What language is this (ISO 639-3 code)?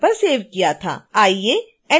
hin